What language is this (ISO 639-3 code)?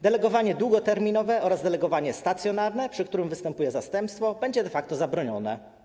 pol